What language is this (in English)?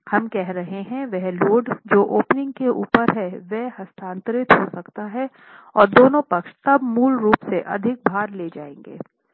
Hindi